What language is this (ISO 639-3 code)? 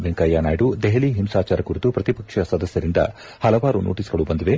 kan